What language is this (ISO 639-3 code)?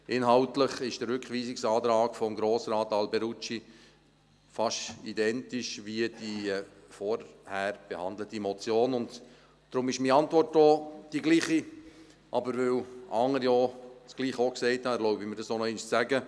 gsw